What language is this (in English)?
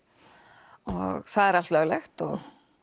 Icelandic